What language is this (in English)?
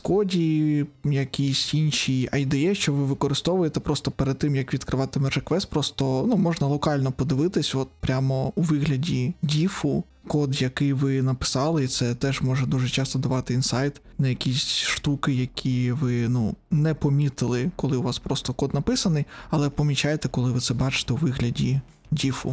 Ukrainian